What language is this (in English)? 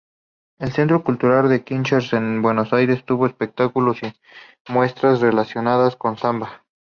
Spanish